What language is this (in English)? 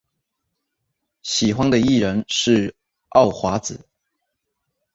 Chinese